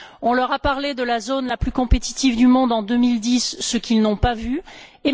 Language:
French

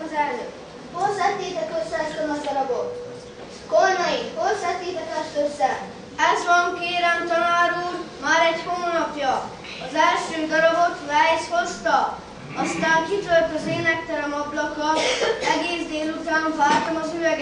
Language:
Hungarian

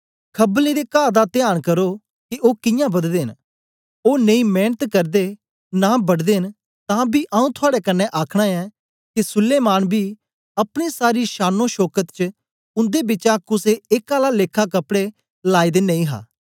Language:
Dogri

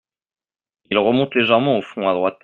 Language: French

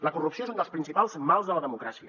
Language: Catalan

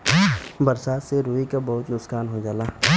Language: Bhojpuri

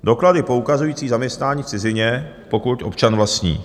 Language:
Czech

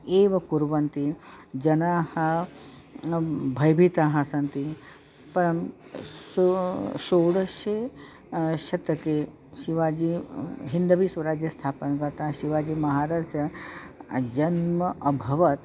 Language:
Sanskrit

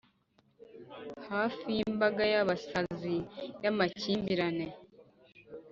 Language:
Kinyarwanda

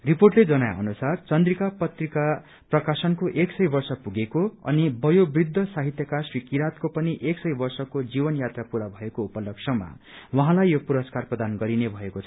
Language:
Nepali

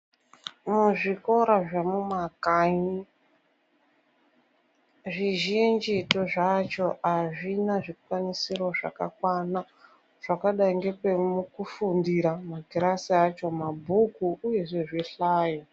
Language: Ndau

